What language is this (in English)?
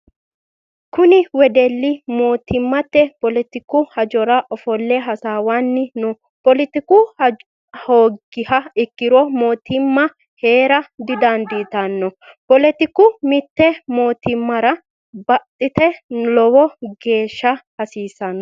Sidamo